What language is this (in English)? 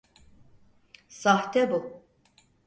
Turkish